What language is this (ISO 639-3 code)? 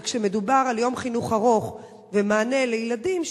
heb